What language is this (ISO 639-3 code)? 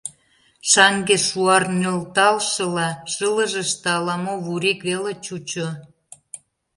chm